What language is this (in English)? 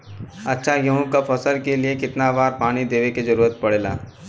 Bhojpuri